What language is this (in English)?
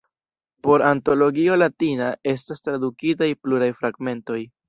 Esperanto